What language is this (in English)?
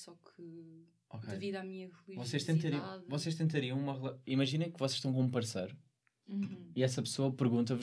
Portuguese